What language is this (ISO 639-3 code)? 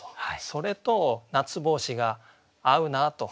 jpn